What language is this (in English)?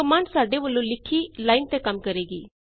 Punjabi